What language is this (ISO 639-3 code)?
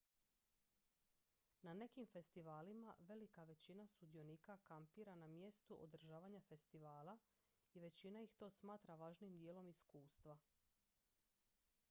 hrv